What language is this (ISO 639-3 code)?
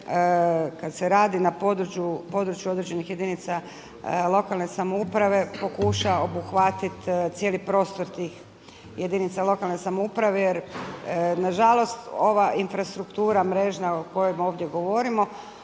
hrv